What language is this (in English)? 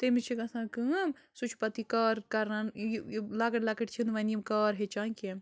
Kashmiri